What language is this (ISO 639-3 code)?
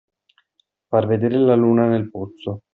ita